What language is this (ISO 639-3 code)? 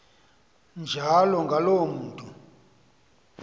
xho